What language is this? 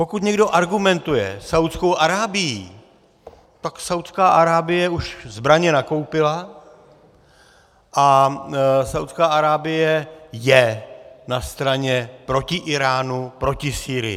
Czech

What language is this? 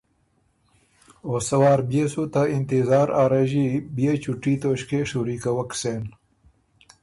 Ormuri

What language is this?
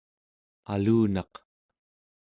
Central Yupik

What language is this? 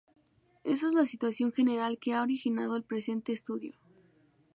Spanish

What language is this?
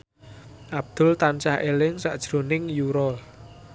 Javanese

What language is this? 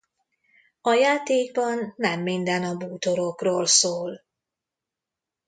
Hungarian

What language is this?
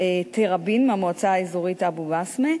Hebrew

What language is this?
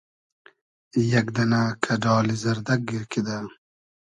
Hazaragi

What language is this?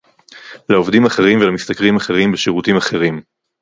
Hebrew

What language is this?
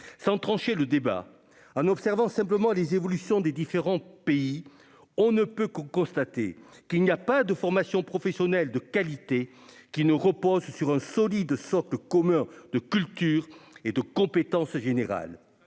French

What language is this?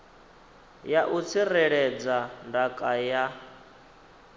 Venda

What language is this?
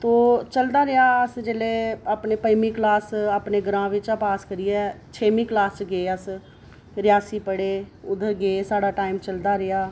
Dogri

